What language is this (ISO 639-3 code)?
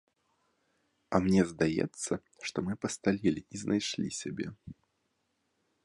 bel